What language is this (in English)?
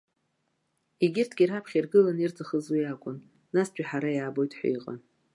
Abkhazian